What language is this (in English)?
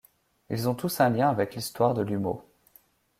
French